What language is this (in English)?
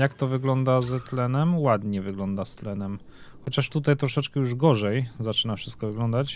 Polish